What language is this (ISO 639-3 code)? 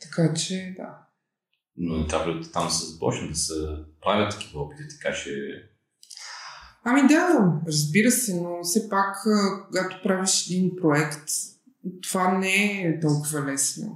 bul